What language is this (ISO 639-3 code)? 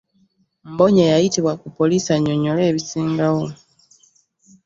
lug